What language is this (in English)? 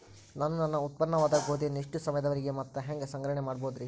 Kannada